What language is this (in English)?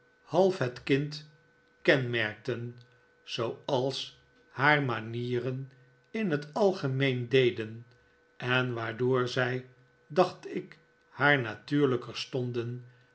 Dutch